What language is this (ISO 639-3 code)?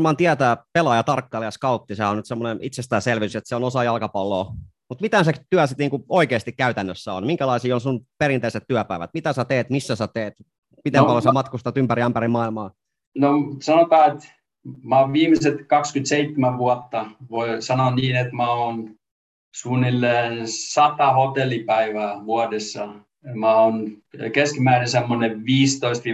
fin